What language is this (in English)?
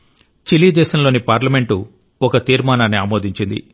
Telugu